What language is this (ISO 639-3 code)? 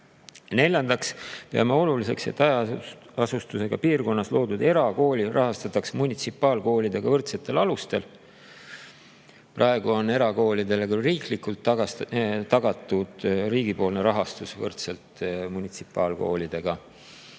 est